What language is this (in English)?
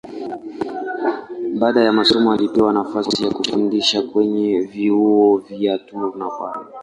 Swahili